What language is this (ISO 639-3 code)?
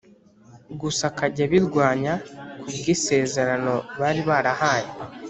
kin